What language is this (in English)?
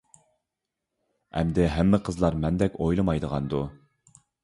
Uyghur